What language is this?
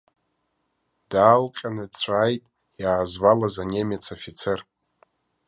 Abkhazian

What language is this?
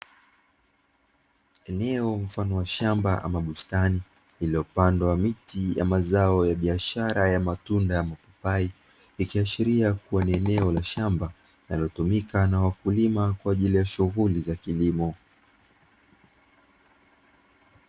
Swahili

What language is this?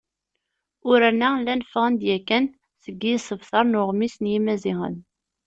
Kabyle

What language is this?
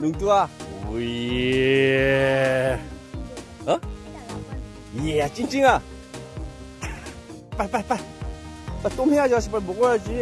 Korean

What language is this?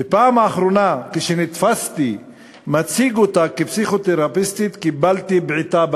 Hebrew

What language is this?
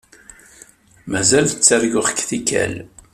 Kabyle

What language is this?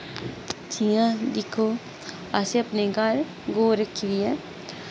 Dogri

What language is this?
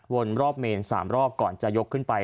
Thai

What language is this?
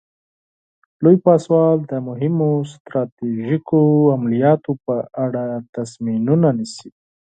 Pashto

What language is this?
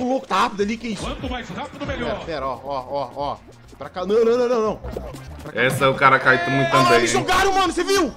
Portuguese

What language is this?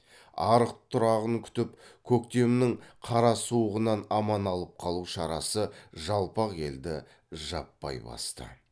Kazakh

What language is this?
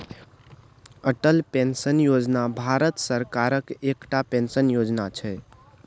Maithili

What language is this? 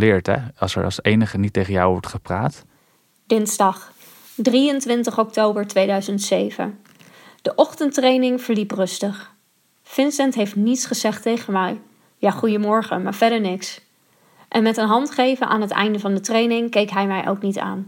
Dutch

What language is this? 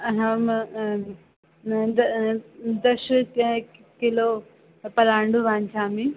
Sanskrit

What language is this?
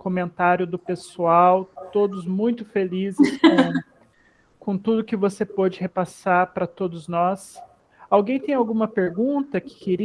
Portuguese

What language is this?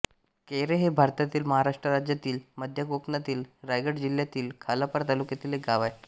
Marathi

